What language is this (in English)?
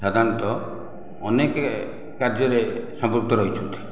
Odia